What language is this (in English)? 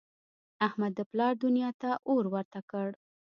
Pashto